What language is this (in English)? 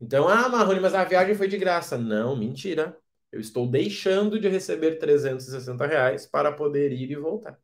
Portuguese